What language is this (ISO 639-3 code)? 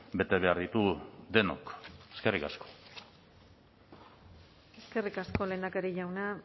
eus